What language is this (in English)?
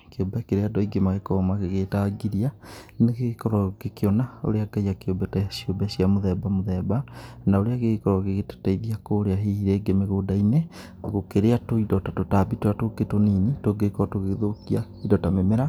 Kikuyu